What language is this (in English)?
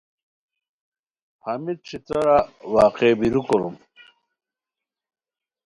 Khowar